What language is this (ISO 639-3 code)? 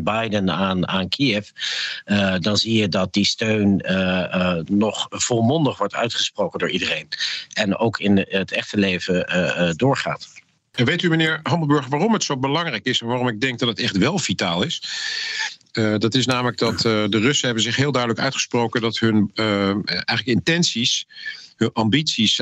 nld